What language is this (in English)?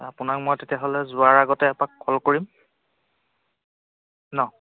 Assamese